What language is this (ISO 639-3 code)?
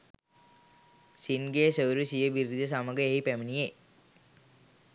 sin